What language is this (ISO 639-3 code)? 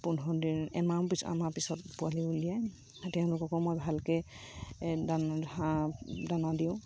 asm